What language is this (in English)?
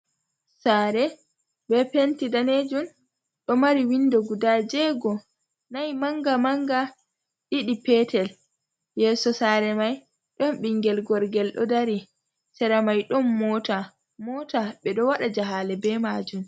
Fula